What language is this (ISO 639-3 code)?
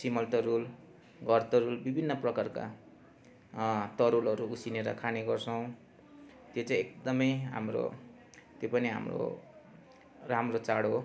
nep